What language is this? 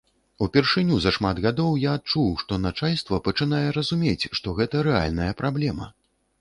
Belarusian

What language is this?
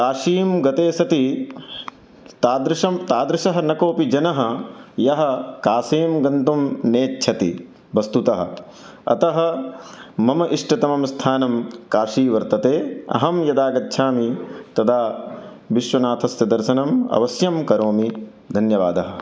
Sanskrit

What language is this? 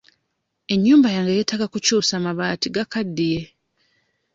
Ganda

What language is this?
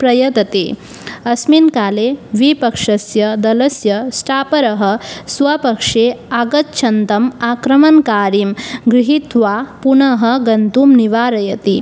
Sanskrit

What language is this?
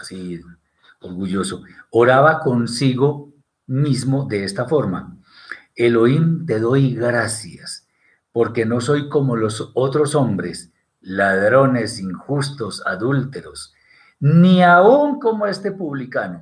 Spanish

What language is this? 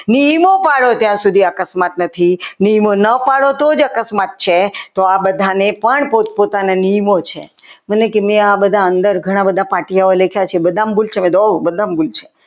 Gujarati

